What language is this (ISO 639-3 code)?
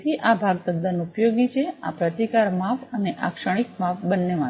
guj